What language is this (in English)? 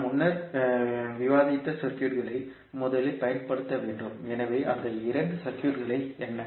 Tamil